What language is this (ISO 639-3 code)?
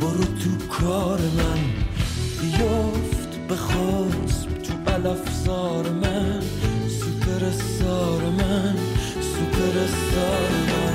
fas